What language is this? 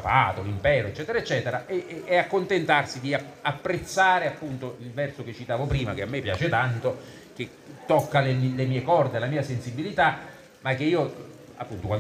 Italian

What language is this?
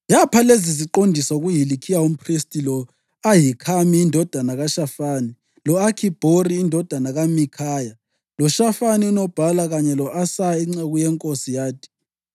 North Ndebele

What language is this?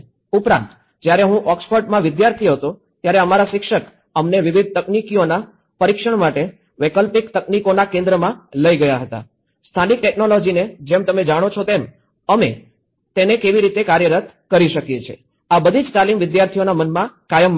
Gujarati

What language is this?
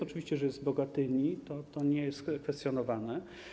Polish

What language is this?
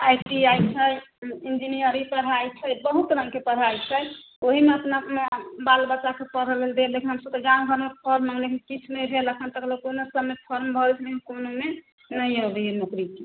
Maithili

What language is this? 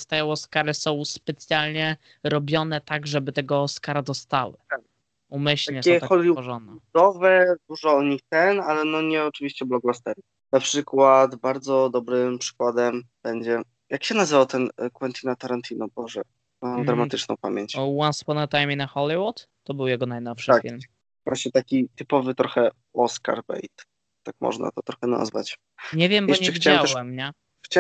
Polish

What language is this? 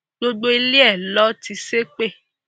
Yoruba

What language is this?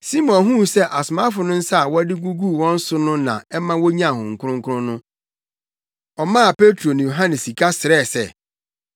Akan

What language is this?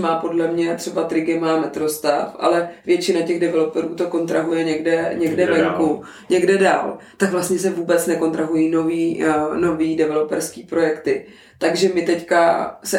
Czech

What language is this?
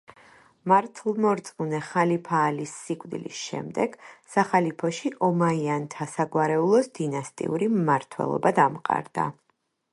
Georgian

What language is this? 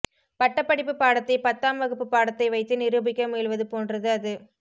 Tamil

